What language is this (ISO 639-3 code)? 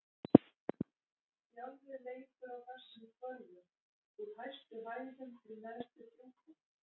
isl